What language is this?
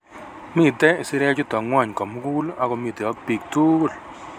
Kalenjin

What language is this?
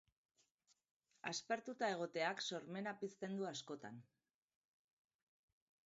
Basque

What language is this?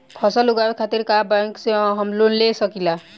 Bhojpuri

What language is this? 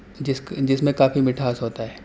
Urdu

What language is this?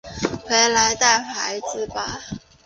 Chinese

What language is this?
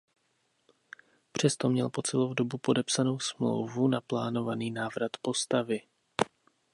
Czech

